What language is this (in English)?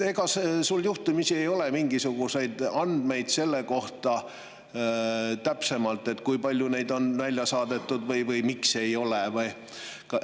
Estonian